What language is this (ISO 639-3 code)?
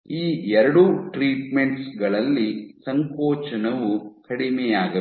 kan